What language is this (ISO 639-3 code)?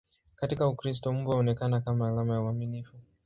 swa